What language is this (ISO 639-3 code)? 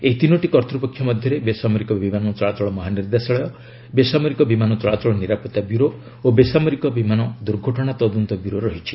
ori